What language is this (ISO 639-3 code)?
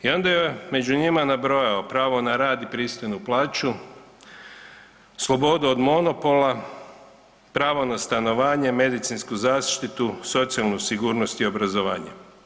hrv